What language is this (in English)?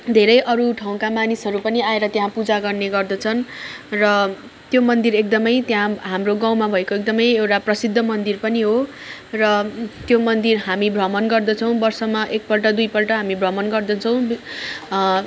Nepali